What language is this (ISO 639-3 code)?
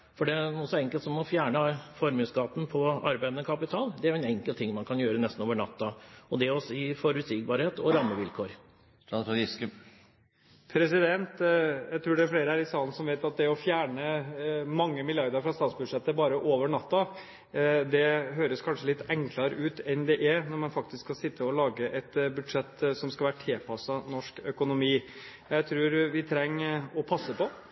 nob